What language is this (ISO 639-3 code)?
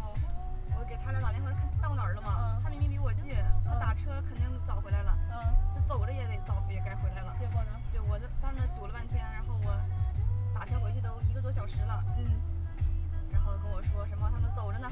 zho